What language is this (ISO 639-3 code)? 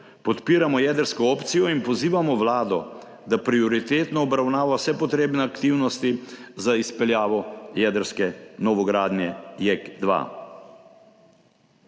slv